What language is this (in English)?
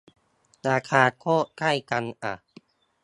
Thai